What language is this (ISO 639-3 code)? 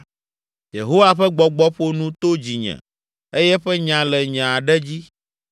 ewe